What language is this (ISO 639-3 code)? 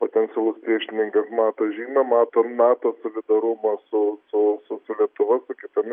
lit